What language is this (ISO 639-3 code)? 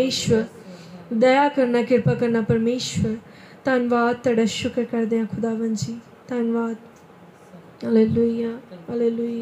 hin